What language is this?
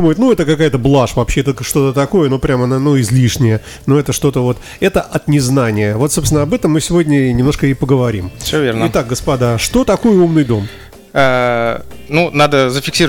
Russian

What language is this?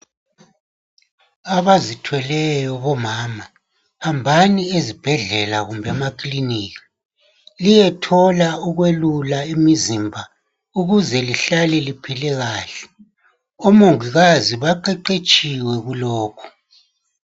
North Ndebele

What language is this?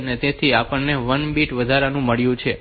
Gujarati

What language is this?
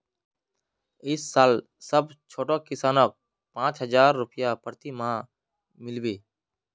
Magahi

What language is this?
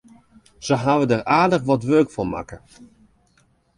Western Frisian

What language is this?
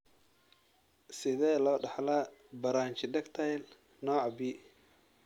Somali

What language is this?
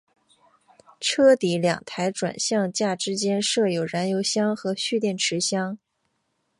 Chinese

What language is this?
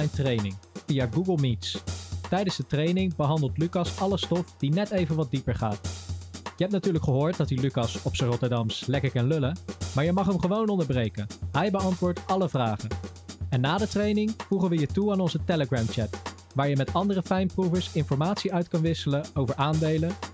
Dutch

